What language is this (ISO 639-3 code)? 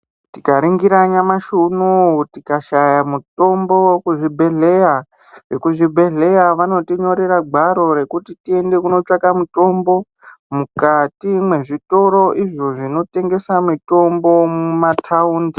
ndc